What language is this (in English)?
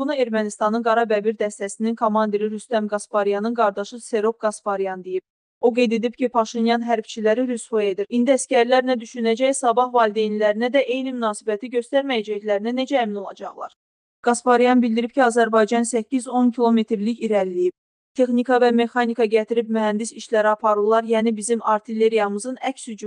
Turkish